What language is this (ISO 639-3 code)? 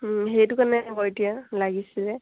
asm